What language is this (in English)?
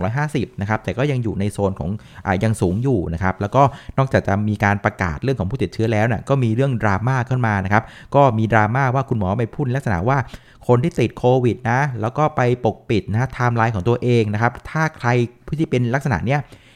Thai